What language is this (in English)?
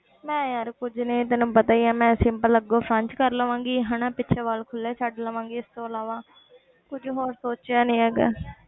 Punjabi